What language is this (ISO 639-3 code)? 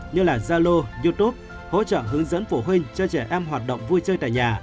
vie